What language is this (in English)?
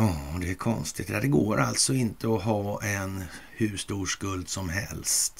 Swedish